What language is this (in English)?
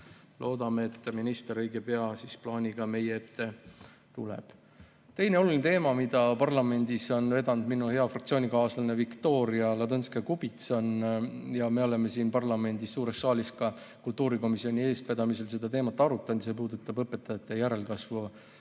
Estonian